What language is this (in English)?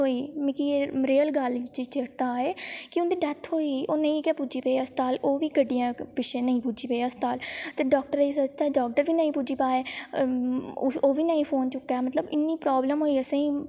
Dogri